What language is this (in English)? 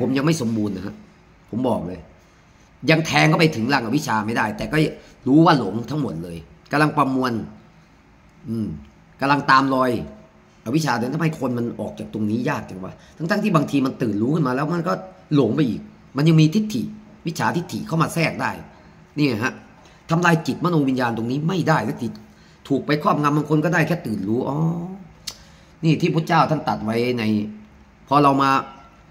Thai